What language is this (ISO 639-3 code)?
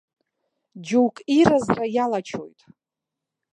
abk